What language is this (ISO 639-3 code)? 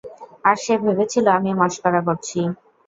ben